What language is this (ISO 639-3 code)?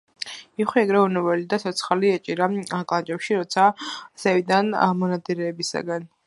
kat